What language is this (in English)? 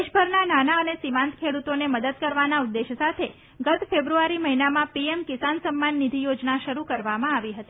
Gujarati